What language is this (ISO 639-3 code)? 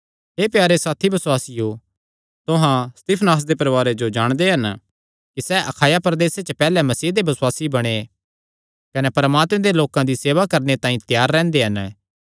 xnr